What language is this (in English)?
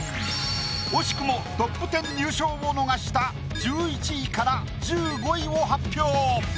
Japanese